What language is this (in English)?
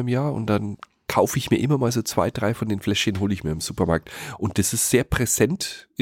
German